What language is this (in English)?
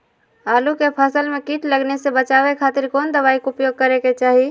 Magahi